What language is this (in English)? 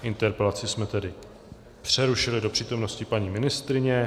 Czech